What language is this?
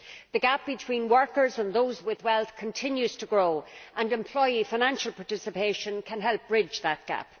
English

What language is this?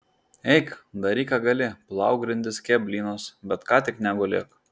Lithuanian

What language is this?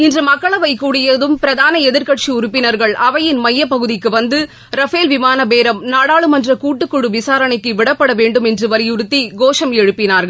Tamil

